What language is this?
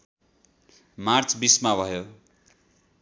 Nepali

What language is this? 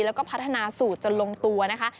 Thai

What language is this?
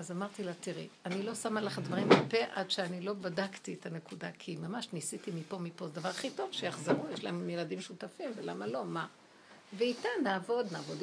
Hebrew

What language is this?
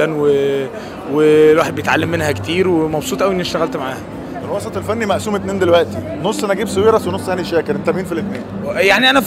Arabic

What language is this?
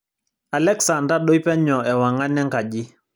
Masai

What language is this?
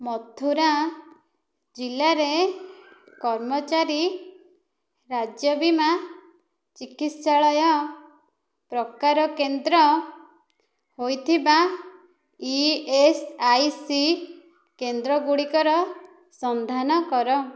Odia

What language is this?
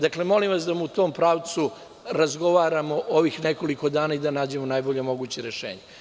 Serbian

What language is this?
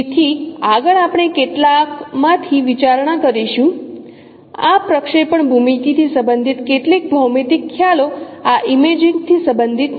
Gujarati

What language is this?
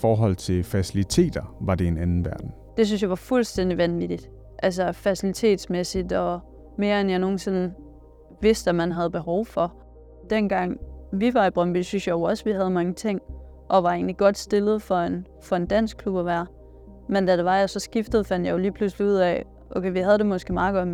Danish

